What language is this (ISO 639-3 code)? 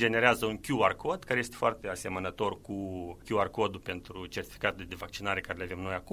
ron